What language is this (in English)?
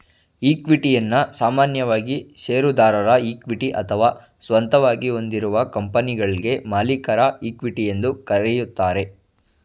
Kannada